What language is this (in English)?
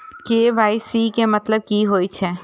Maithili